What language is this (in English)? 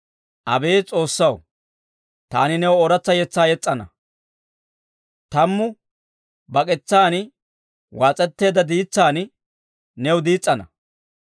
Dawro